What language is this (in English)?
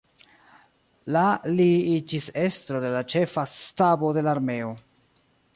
Esperanto